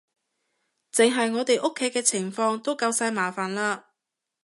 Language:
Cantonese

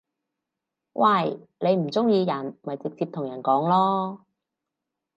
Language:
Cantonese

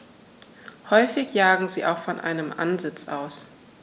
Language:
German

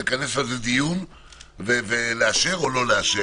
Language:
Hebrew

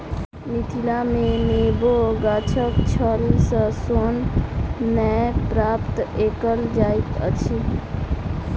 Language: Maithili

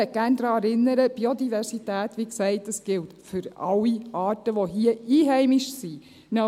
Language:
Swiss German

